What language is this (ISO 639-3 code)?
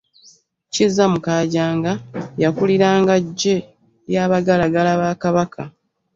lug